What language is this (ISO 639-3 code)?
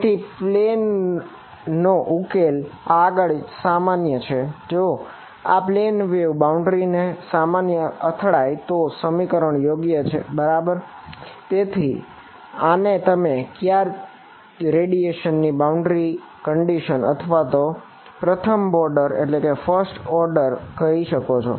guj